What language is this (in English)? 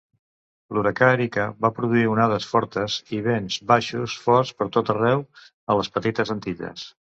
Catalan